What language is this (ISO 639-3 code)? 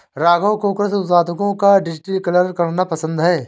hin